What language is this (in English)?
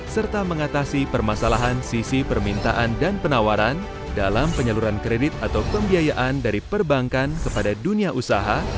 Indonesian